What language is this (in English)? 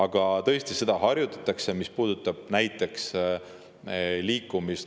Estonian